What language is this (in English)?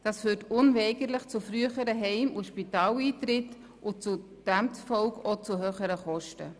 Swiss German